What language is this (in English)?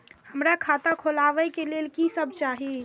Maithili